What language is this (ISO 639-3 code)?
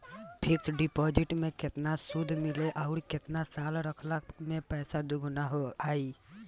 bho